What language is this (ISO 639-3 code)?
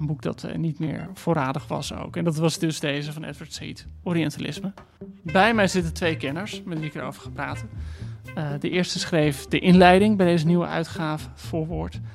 nld